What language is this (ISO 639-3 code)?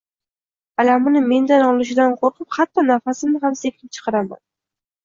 uzb